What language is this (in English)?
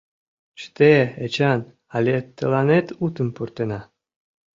Mari